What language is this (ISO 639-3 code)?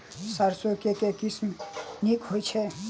mai